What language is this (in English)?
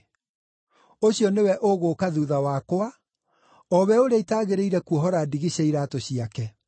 Kikuyu